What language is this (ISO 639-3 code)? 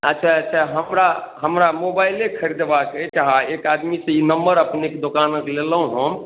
mai